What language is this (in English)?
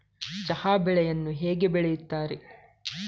Kannada